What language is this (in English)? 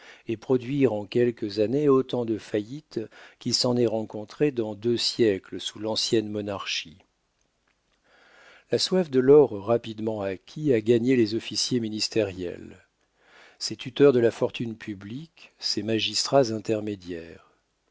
French